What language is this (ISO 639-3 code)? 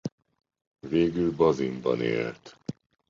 hun